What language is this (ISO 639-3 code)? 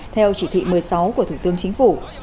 vie